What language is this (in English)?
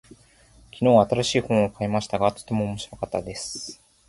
Japanese